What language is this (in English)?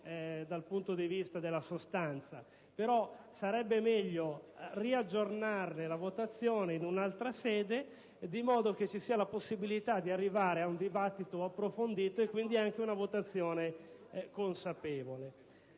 Italian